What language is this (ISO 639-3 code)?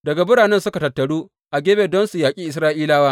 hau